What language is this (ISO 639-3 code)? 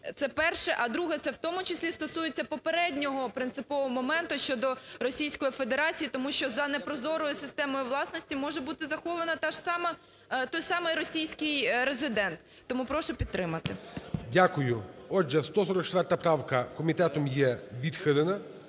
ukr